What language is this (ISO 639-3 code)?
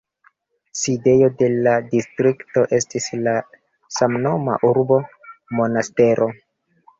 epo